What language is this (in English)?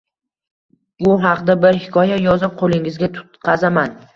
Uzbek